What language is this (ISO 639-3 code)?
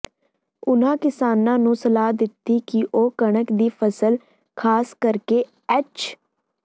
pan